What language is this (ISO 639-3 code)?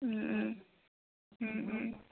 asm